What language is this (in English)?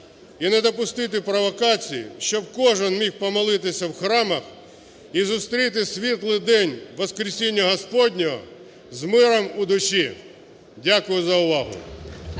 Ukrainian